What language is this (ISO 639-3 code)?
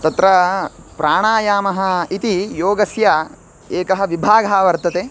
san